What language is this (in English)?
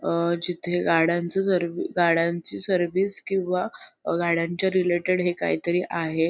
Marathi